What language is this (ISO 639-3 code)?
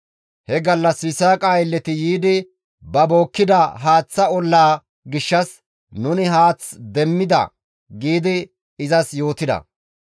gmv